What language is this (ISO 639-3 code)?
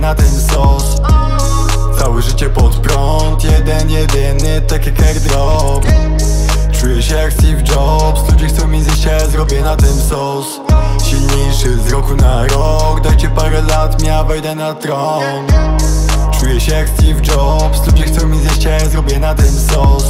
pol